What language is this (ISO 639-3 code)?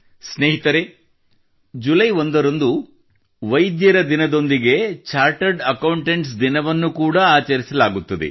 kan